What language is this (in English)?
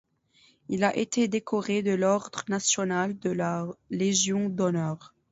French